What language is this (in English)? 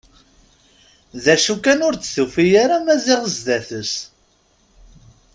Kabyle